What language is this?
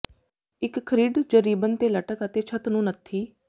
Punjabi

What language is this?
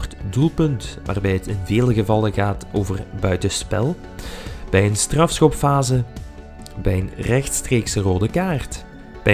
Dutch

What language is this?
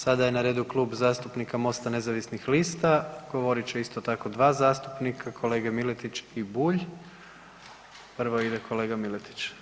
Croatian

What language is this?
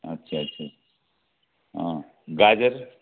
Nepali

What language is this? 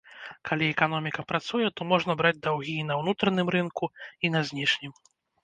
Belarusian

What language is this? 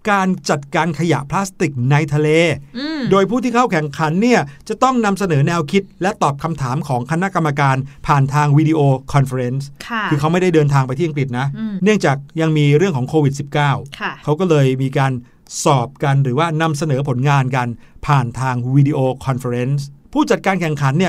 Thai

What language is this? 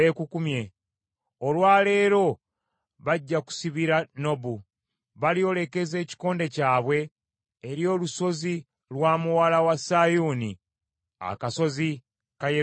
Ganda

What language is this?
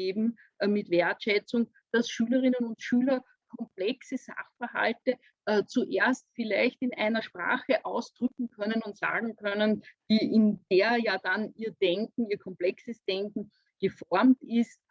German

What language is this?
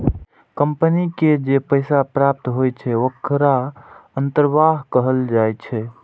Maithili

